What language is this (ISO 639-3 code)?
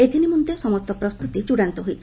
ori